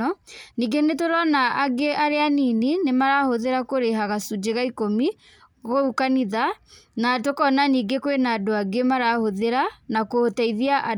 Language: Kikuyu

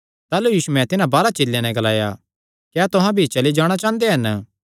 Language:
Kangri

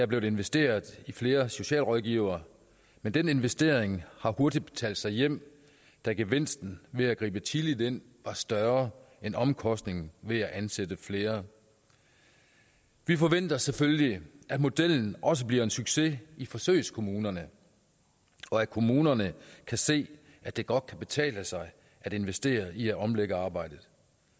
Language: Danish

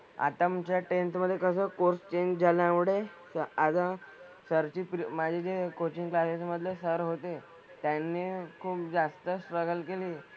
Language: Marathi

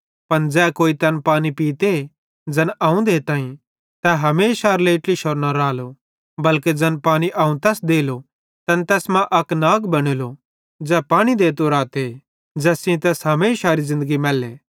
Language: Bhadrawahi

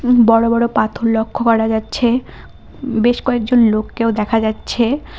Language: Bangla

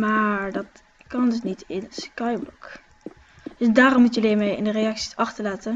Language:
Dutch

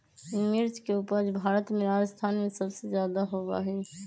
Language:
Magahi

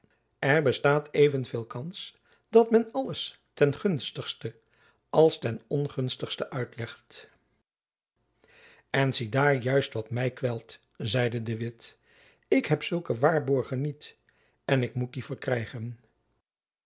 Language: Dutch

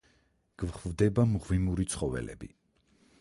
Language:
Georgian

